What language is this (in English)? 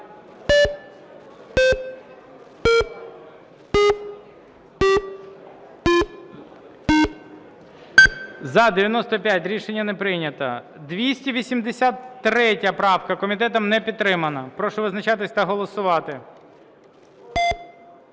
Ukrainian